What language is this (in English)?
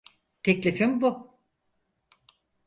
Turkish